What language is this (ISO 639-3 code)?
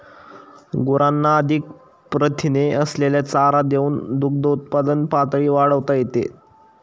mar